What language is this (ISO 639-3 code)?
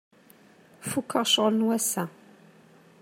kab